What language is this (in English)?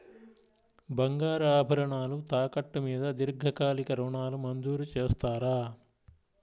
Telugu